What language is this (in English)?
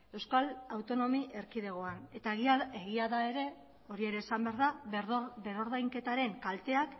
Basque